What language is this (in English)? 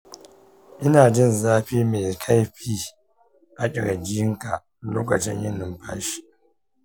Hausa